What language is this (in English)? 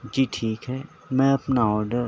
Urdu